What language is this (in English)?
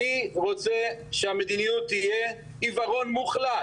Hebrew